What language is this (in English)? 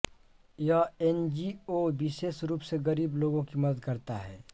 Hindi